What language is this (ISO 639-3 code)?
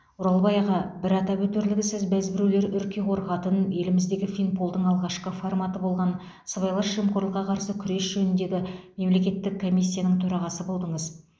kaz